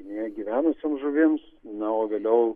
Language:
Lithuanian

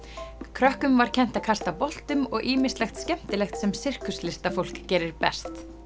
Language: Icelandic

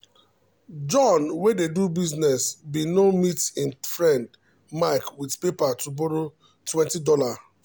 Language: Nigerian Pidgin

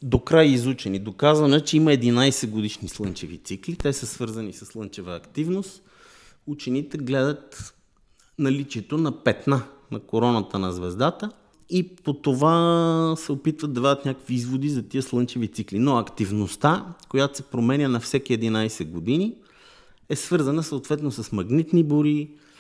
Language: Bulgarian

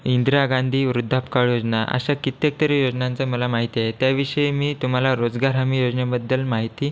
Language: Marathi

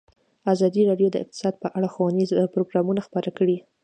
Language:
Pashto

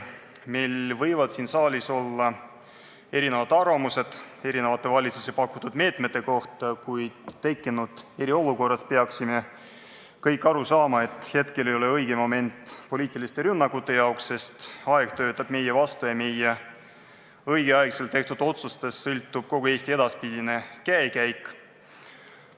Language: Estonian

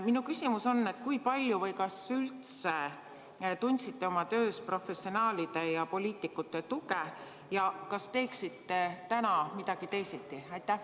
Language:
Estonian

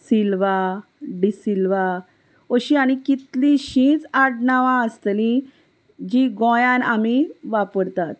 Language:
Konkani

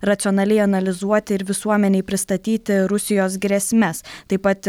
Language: Lithuanian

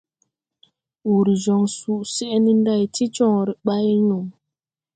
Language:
Tupuri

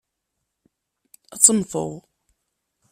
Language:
Kabyle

